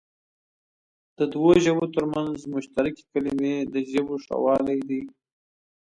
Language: Pashto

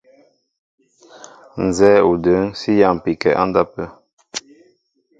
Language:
Mbo (Cameroon)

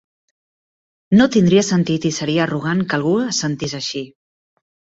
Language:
Catalan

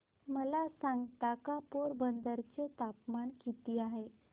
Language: Marathi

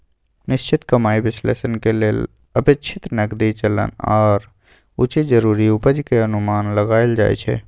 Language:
Magahi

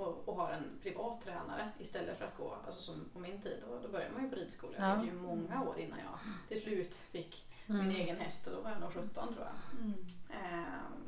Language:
Swedish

